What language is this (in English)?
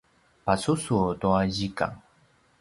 Paiwan